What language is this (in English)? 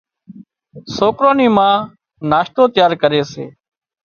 Wadiyara Koli